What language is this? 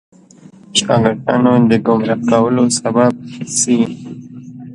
Pashto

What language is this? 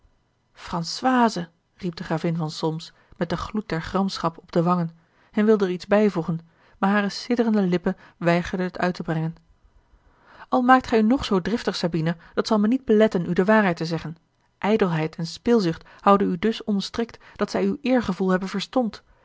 Dutch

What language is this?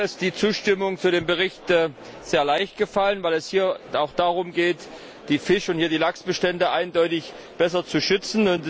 German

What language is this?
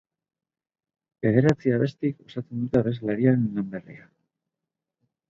Basque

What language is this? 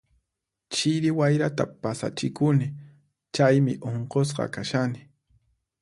Puno Quechua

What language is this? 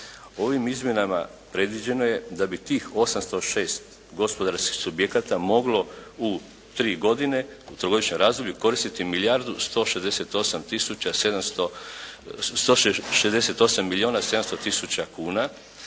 Croatian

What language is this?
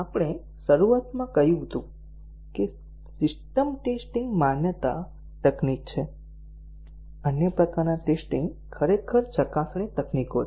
Gujarati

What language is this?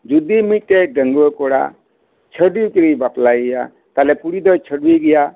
Santali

